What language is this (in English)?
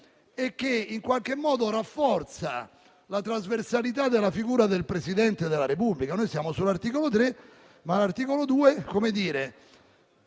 Italian